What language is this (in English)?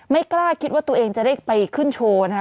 Thai